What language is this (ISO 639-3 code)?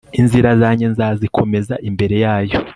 kin